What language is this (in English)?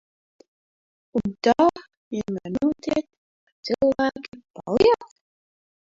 Latvian